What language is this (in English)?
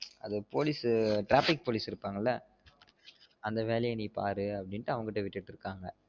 Tamil